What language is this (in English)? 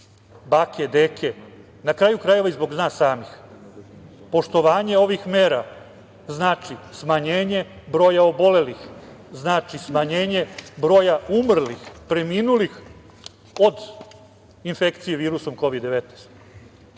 Serbian